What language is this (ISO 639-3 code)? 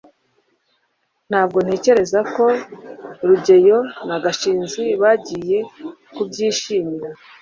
kin